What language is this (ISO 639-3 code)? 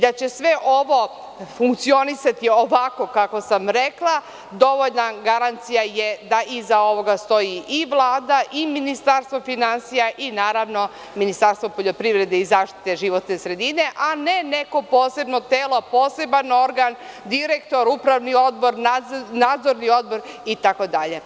srp